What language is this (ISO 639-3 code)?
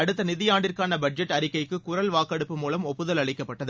tam